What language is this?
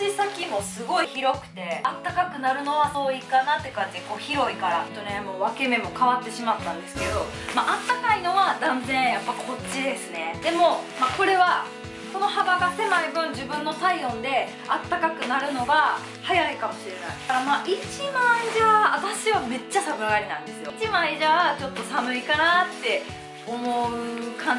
Japanese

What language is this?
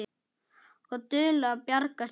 Icelandic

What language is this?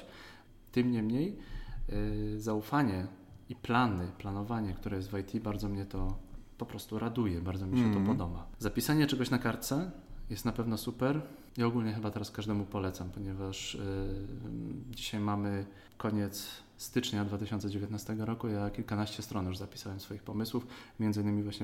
Polish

